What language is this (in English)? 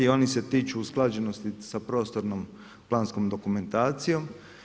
Croatian